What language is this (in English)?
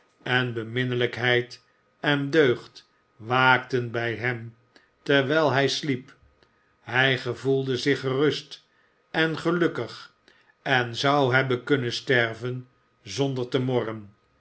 Dutch